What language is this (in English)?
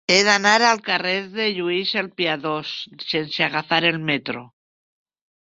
Catalan